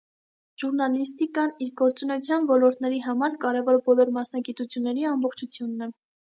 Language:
Armenian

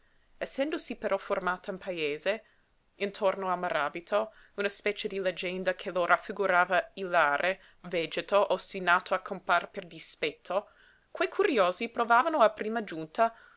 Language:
Italian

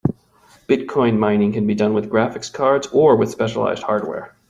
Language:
English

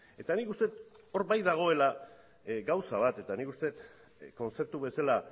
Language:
Basque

